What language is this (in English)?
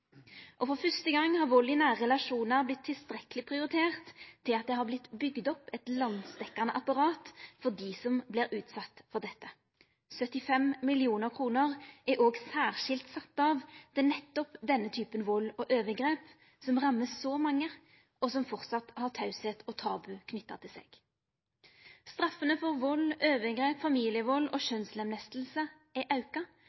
Norwegian Nynorsk